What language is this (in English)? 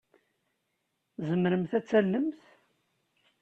Kabyle